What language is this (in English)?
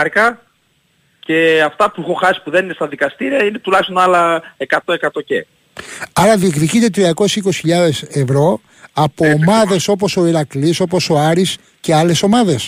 Greek